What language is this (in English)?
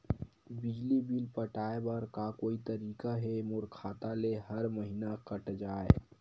Chhattisgarhi